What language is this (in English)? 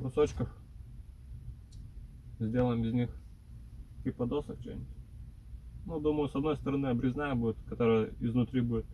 Russian